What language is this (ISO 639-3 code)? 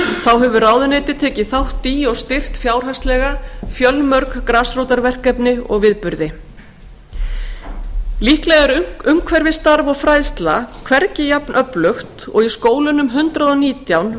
isl